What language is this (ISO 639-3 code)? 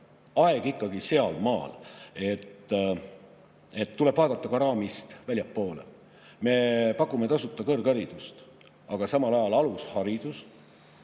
est